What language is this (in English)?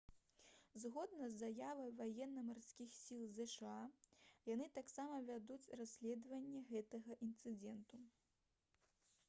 Belarusian